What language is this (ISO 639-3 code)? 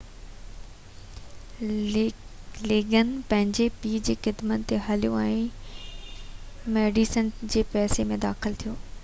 snd